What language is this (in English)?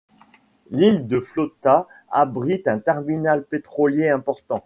French